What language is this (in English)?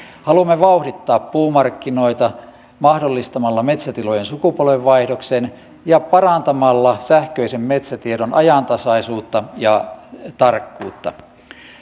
Finnish